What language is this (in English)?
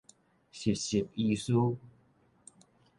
Min Nan Chinese